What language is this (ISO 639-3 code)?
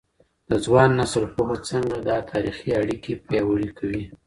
pus